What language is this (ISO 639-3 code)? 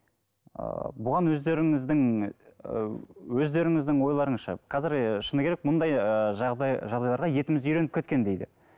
kaz